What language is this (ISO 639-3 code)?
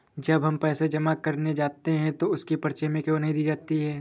hin